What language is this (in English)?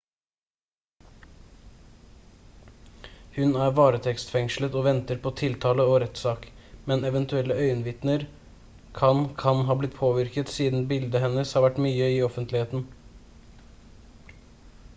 Norwegian Bokmål